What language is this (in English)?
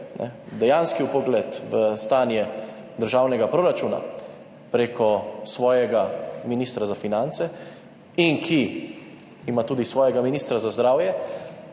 Slovenian